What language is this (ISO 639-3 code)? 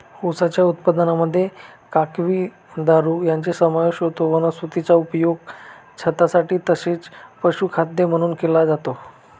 mar